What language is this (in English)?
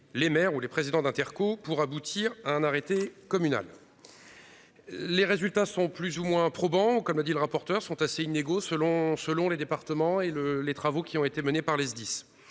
French